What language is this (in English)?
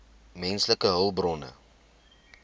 Afrikaans